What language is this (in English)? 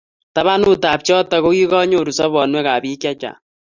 Kalenjin